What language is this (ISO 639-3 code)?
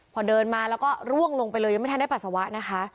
tha